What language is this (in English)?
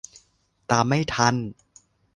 Thai